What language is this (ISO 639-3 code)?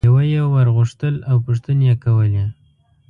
pus